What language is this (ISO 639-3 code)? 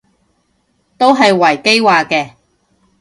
yue